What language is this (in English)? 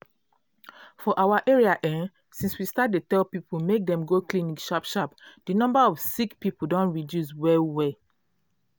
Nigerian Pidgin